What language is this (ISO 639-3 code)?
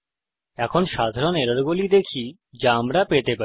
ben